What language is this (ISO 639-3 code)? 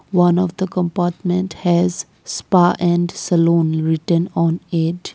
eng